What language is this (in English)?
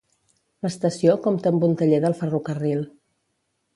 Catalan